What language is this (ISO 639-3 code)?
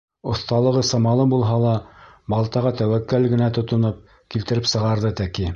bak